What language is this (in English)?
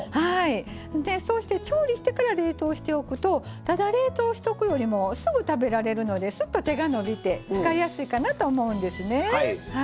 Japanese